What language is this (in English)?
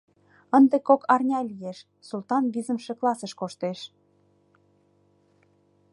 Mari